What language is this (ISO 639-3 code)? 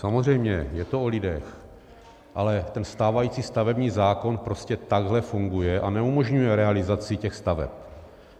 ces